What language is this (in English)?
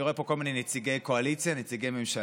Hebrew